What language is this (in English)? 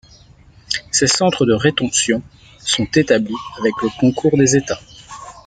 French